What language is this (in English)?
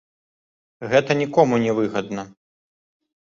Belarusian